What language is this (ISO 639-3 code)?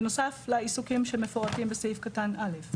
heb